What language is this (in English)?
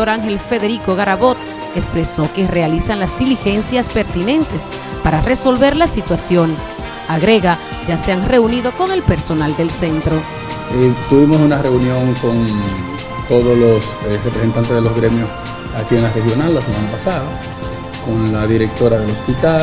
Spanish